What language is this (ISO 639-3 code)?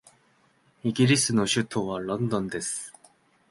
jpn